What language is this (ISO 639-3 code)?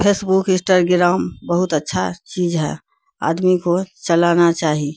urd